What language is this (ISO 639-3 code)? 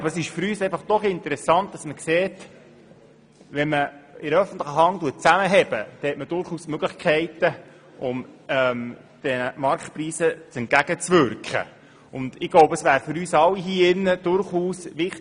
gsw